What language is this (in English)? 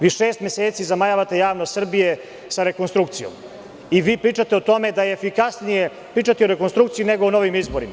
Serbian